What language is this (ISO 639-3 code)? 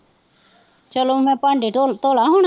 pan